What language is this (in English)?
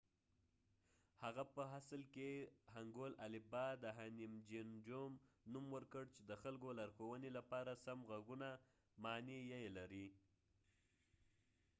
Pashto